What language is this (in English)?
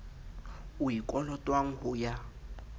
Southern Sotho